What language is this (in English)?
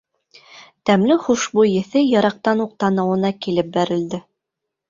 Bashkir